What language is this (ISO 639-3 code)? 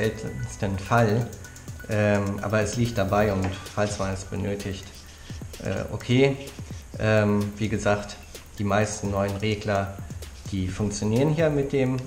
deu